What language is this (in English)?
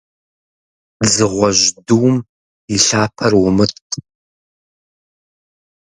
Kabardian